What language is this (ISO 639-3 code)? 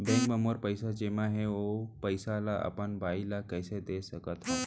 hne